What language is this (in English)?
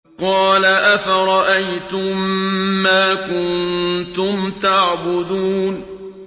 Arabic